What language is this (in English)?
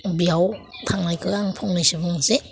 Bodo